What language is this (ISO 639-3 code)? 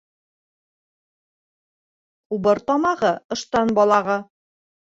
bak